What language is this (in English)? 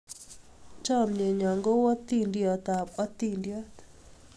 Kalenjin